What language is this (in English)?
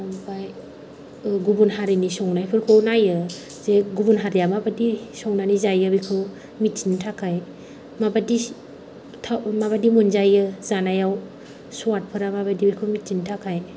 Bodo